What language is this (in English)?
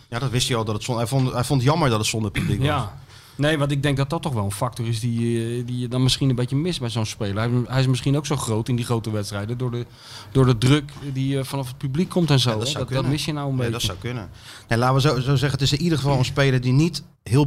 Dutch